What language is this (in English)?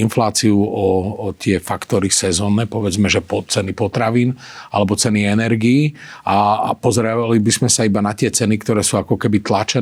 Slovak